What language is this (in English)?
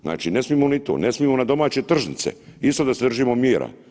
Croatian